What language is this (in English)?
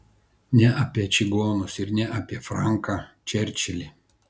Lithuanian